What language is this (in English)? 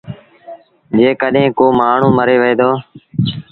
Sindhi Bhil